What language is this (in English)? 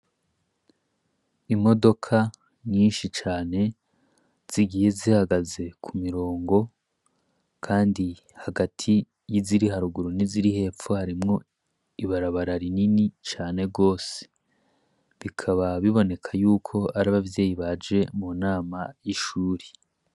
Rundi